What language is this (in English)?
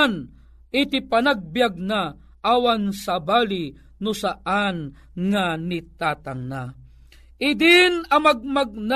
Filipino